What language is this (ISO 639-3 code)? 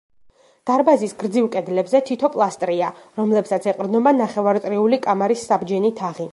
kat